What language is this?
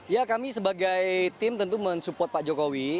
Indonesian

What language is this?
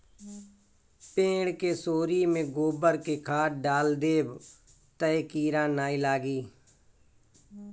Bhojpuri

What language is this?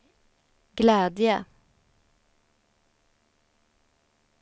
Swedish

